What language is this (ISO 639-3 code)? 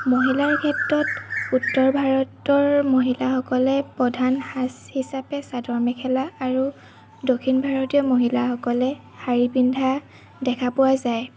asm